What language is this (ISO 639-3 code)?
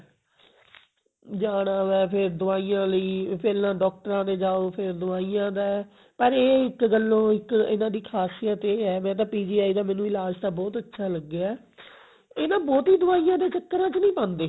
pan